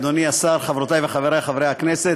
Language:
Hebrew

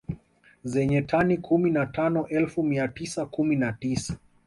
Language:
Swahili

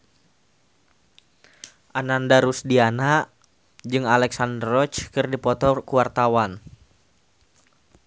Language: Sundanese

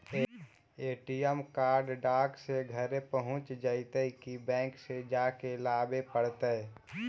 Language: Magahi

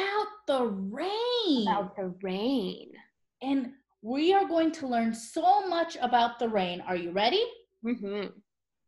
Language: English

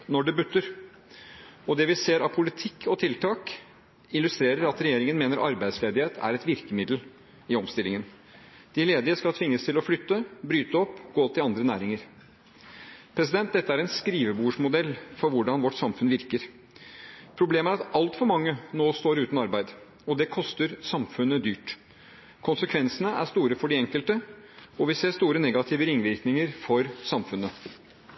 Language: Norwegian Bokmål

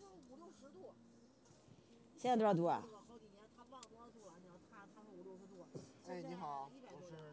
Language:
Chinese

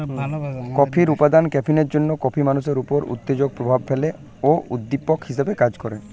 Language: Bangla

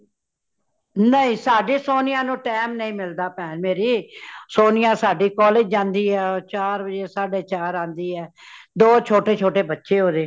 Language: Punjabi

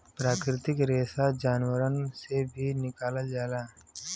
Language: Bhojpuri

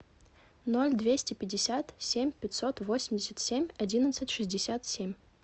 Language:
Russian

